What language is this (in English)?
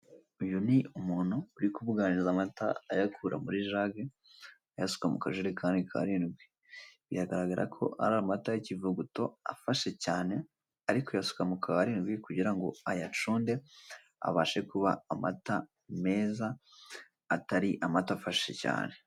Kinyarwanda